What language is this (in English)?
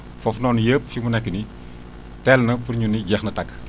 Wolof